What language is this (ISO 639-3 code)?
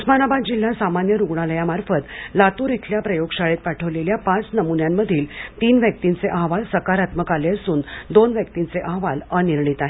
mar